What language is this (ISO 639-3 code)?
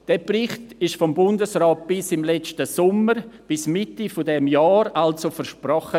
gsw